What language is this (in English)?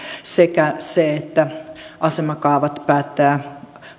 Finnish